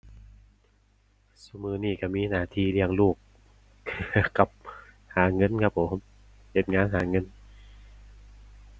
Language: Thai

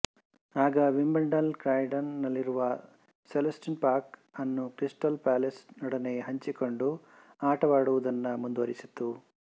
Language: Kannada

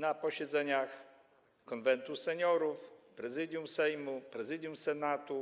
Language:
Polish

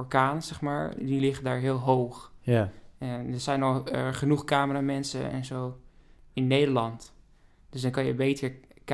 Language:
Dutch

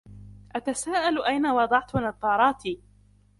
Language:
Arabic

